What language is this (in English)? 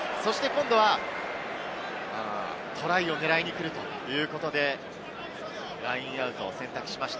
Japanese